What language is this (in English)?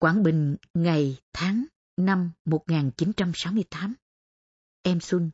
Vietnamese